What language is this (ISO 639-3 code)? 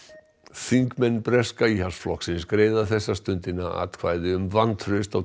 isl